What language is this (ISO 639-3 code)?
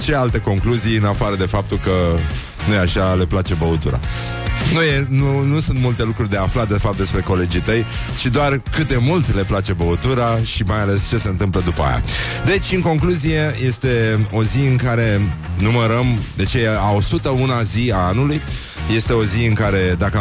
ron